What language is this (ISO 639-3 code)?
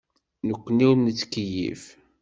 kab